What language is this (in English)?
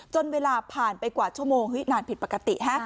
Thai